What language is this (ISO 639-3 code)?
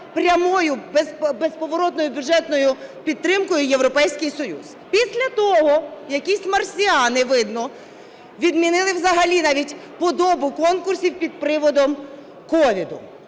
ukr